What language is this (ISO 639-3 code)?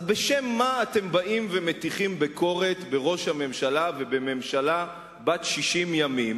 heb